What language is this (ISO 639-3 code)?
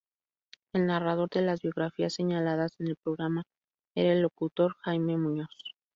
spa